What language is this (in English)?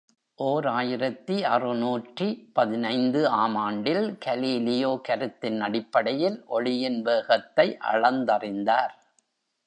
Tamil